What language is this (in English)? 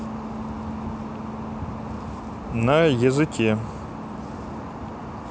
Russian